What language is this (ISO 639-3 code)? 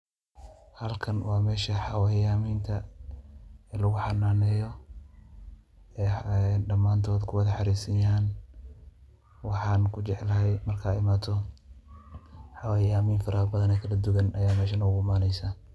som